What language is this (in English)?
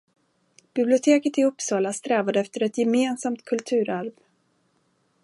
Swedish